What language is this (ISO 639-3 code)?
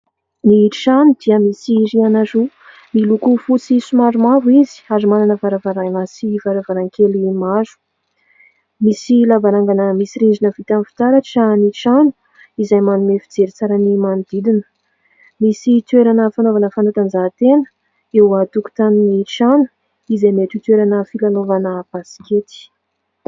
mlg